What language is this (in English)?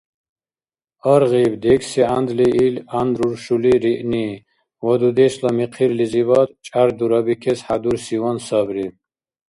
Dargwa